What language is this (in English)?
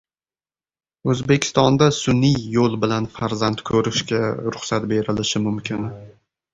Uzbek